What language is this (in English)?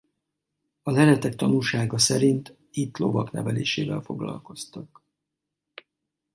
Hungarian